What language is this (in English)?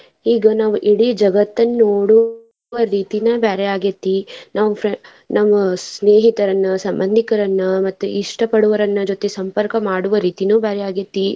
Kannada